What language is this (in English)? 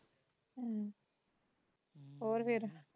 Punjabi